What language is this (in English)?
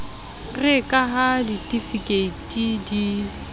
Southern Sotho